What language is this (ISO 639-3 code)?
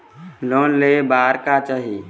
hne